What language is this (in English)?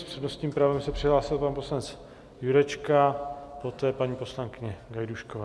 Czech